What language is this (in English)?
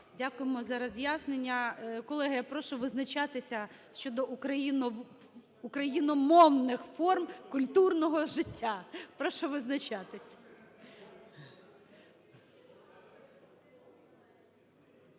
Ukrainian